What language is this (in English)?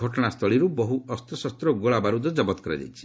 Odia